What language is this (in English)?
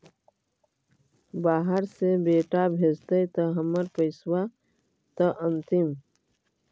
Magahi